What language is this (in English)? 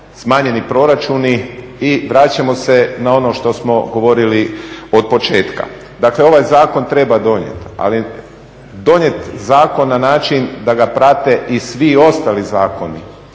Croatian